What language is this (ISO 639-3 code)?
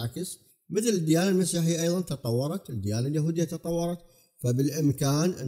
ara